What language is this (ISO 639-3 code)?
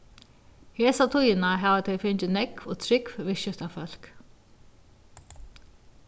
fao